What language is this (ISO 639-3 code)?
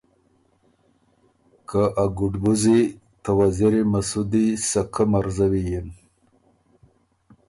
oru